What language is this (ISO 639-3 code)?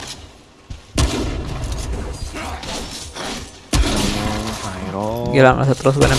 ind